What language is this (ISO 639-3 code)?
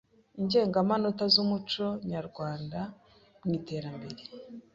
kin